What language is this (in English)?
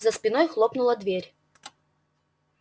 Russian